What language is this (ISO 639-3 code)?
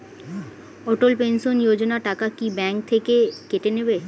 ben